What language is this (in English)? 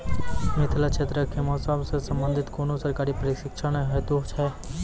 Maithili